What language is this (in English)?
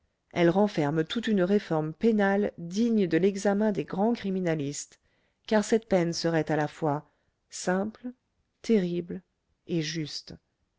French